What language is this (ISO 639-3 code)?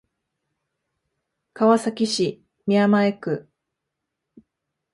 jpn